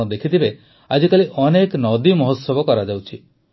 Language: Odia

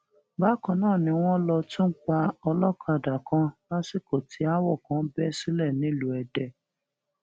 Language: Yoruba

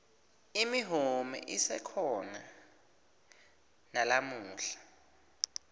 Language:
Swati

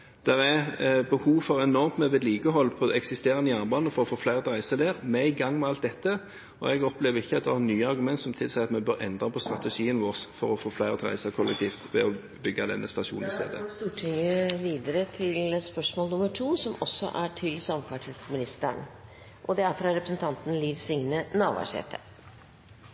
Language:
Norwegian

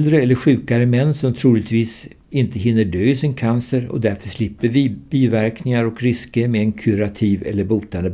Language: Swedish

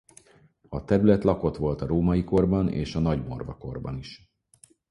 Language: Hungarian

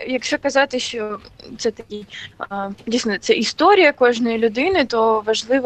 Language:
Ukrainian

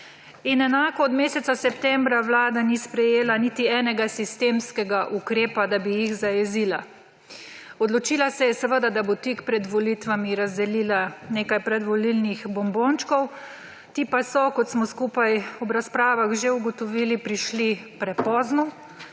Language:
Slovenian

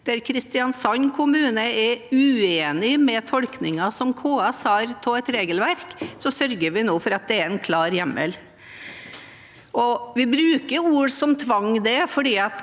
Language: Norwegian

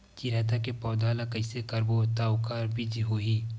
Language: Chhattisgarhi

